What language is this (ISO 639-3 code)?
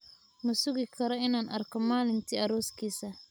som